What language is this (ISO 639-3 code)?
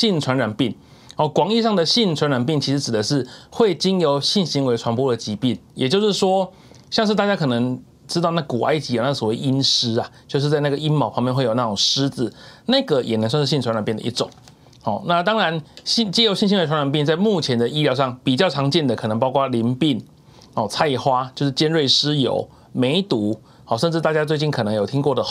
zho